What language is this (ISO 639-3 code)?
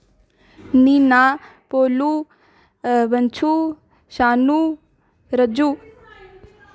doi